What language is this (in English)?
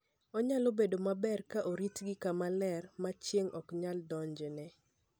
Luo (Kenya and Tanzania)